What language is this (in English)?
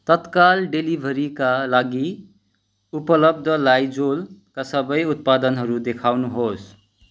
Nepali